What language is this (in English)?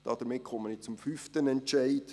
Swiss German